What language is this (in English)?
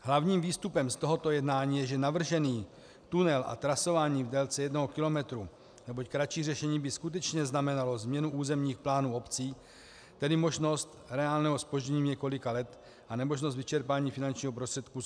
Czech